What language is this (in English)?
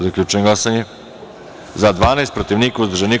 Serbian